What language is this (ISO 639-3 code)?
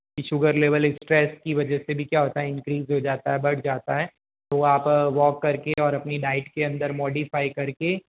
hin